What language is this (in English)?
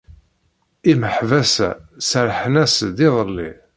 Kabyle